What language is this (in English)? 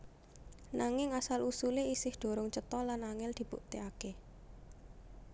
Javanese